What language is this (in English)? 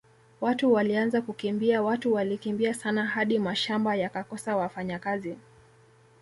Swahili